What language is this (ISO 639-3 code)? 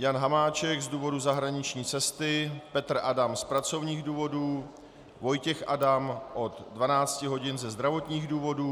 ces